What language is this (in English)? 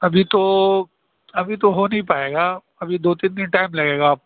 Urdu